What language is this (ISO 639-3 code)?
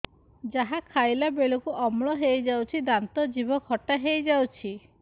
ori